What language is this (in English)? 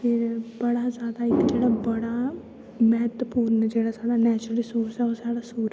Dogri